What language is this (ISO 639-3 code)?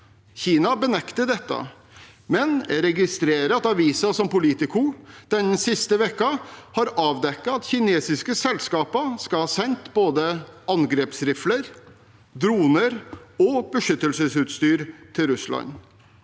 nor